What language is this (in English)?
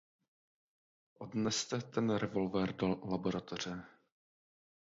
Czech